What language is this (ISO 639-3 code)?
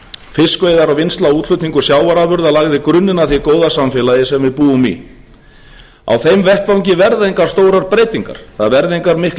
isl